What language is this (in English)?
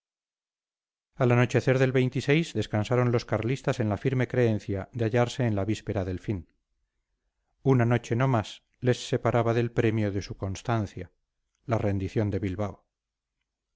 Spanish